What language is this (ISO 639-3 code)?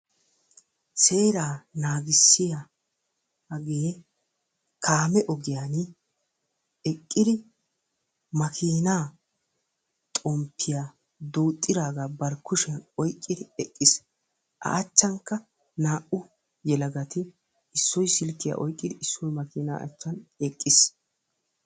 wal